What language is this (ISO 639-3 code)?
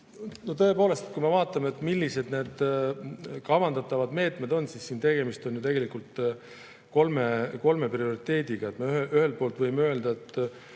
est